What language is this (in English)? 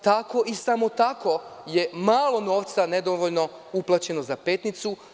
Serbian